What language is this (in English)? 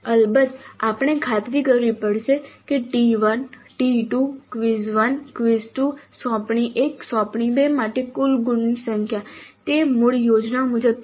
Gujarati